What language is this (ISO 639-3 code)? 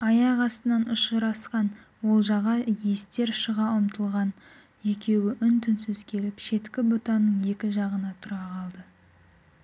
kaz